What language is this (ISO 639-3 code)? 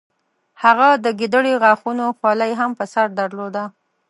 pus